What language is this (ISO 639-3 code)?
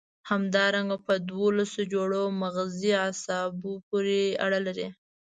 pus